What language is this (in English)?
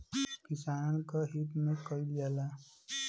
Bhojpuri